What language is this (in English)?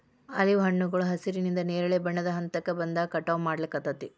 Kannada